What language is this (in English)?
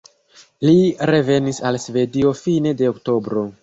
Esperanto